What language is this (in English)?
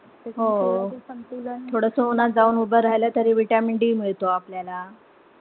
Marathi